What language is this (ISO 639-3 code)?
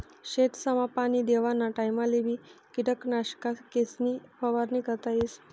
mar